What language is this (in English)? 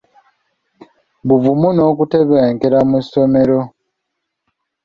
Ganda